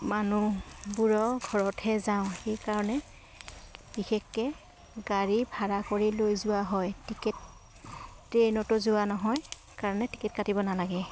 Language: Assamese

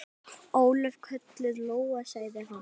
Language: Icelandic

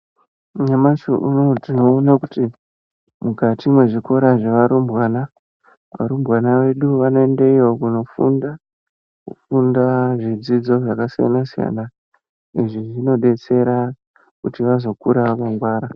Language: Ndau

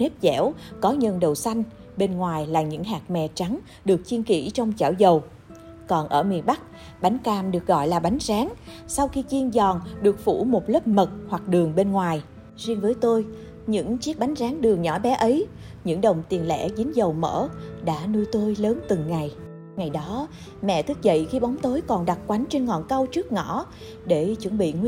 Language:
Vietnamese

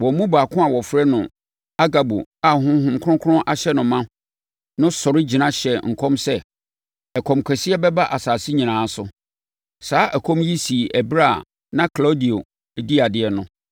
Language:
Akan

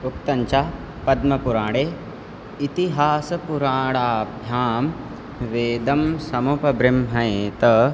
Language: Sanskrit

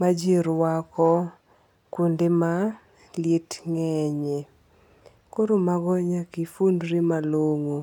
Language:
Luo (Kenya and Tanzania)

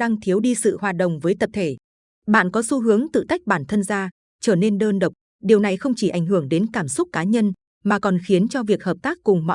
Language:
Vietnamese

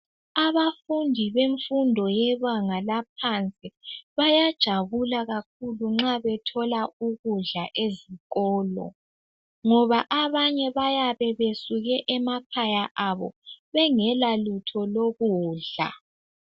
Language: North Ndebele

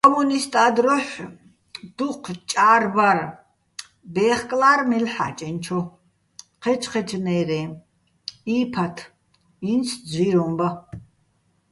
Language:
Bats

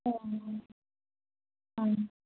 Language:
Manipuri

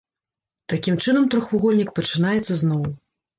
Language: Belarusian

